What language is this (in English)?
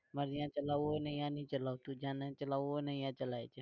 Gujarati